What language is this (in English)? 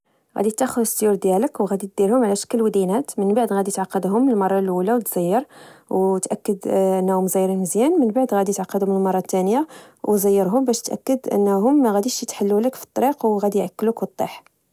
Moroccan Arabic